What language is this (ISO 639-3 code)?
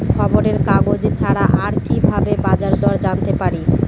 ben